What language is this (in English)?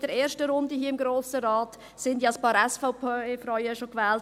Swiss German